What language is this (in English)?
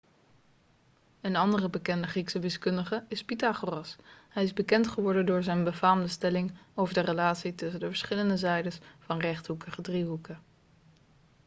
Dutch